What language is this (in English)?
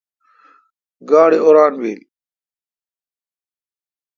Kalkoti